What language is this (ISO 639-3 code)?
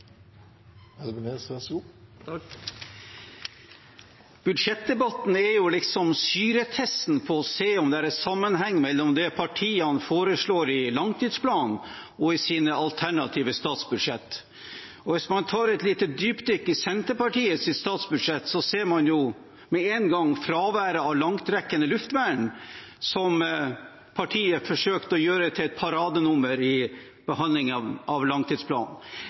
nob